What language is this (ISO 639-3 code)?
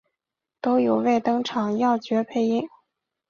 zho